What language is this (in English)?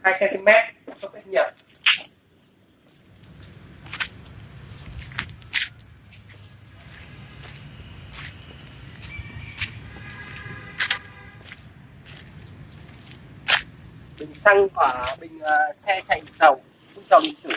Vietnamese